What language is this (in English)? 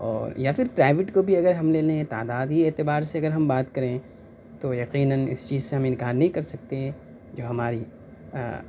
Urdu